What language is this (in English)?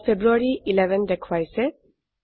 Assamese